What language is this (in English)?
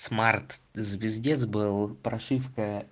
Russian